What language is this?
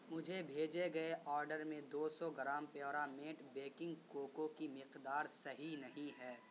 Urdu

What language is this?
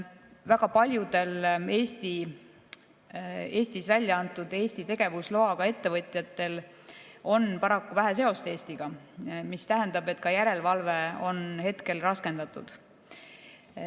Estonian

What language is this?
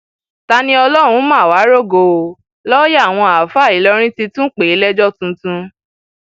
Yoruba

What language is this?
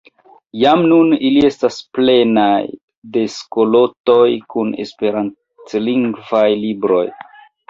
Esperanto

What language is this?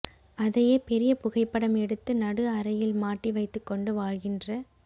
Tamil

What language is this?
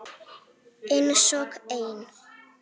Icelandic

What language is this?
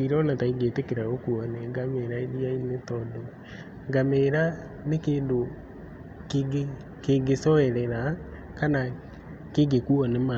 Kikuyu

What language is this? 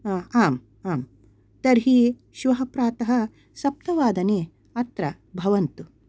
Sanskrit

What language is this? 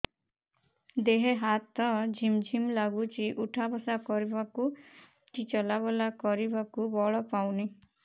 Odia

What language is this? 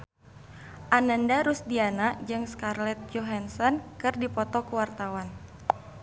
Sundanese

